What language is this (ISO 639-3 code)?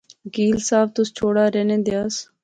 phr